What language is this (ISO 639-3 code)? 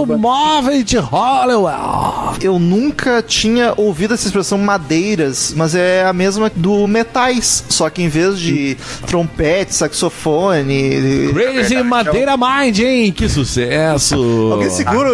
por